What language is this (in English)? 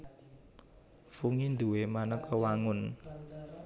Javanese